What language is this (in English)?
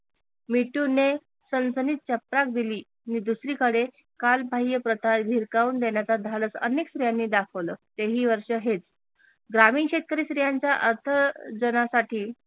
Marathi